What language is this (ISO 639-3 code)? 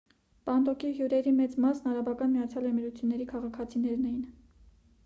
hye